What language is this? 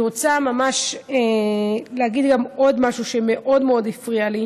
Hebrew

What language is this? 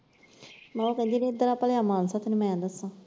Punjabi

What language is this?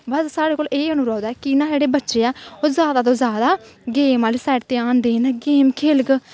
Dogri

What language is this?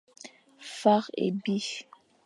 Fang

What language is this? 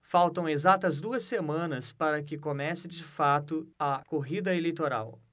Portuguese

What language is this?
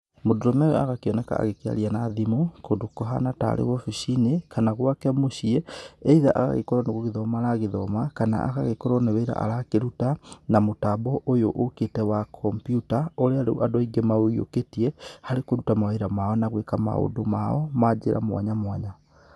Kikuyu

